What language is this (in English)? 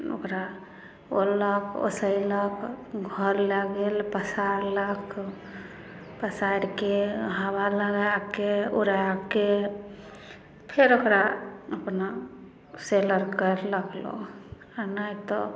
Maithili